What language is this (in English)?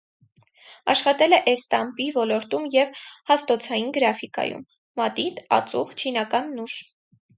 Armenian